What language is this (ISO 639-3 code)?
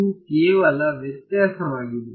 kan